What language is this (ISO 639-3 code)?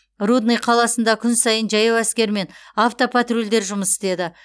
kaz